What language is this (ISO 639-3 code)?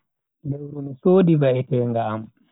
fui